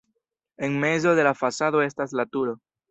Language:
Esperanto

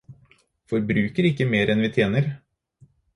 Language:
Norwegian Bokmål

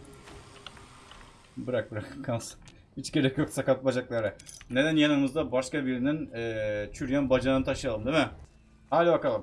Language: Turkish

